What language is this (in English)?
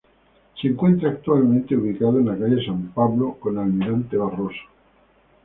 Spanish